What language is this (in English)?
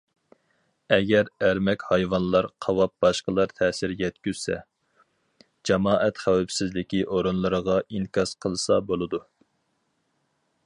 Uyghur